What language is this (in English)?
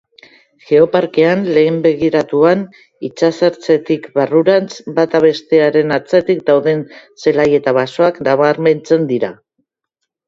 Basque